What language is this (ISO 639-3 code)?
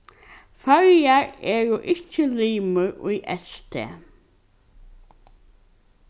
fao